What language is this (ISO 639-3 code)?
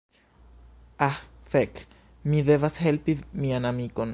epo